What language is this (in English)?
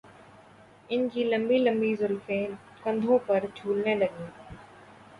Urdu